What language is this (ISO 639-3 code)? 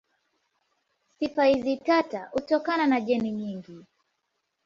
swa